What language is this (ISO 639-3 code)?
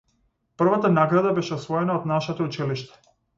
mkd